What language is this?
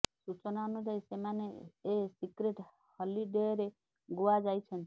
Odia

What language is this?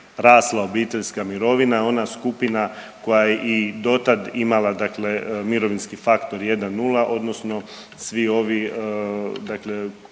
Croatian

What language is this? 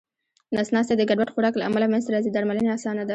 Pashto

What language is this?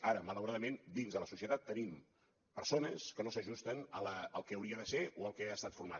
Catalan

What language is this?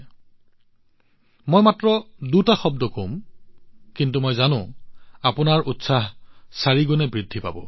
Assamese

